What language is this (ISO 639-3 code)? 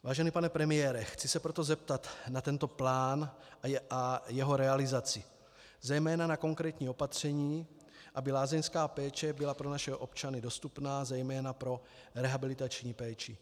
ces